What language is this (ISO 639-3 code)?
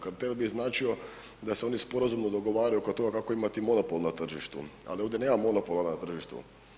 hrv